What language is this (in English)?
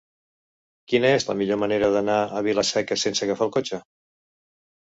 Catalan